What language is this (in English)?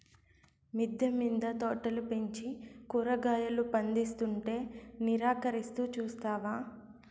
Telugu